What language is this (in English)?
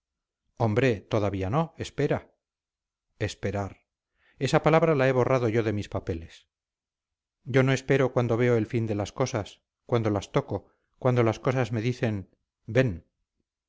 Spanish